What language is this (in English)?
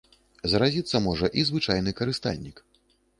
Belarusian